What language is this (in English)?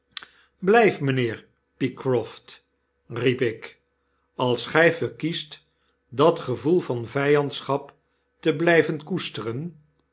Dutch